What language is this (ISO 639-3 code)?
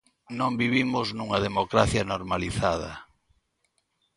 glg